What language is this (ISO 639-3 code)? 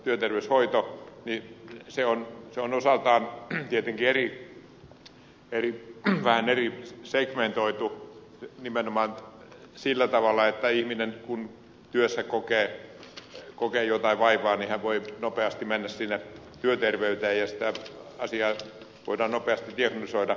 fin